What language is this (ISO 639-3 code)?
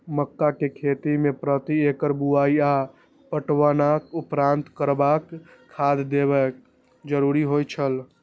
mai